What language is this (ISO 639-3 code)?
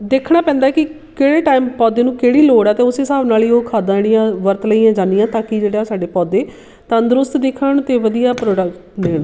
pan